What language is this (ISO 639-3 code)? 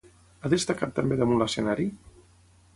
cat